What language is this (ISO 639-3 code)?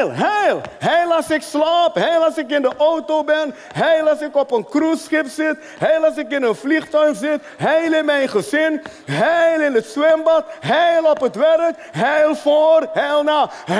nld